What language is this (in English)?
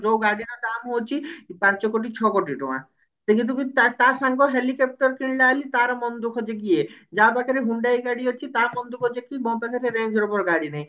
Odia